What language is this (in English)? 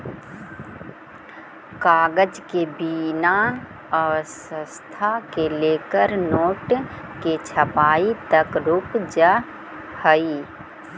Magahi